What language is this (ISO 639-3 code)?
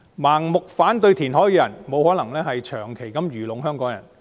yue